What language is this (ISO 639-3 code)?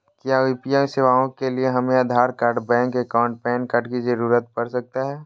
mag